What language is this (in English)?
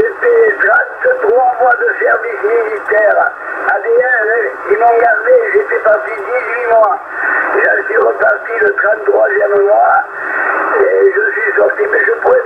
French